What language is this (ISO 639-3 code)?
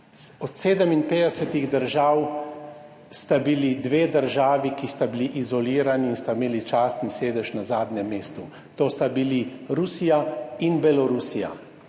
slv